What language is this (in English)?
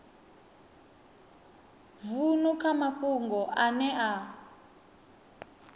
Venda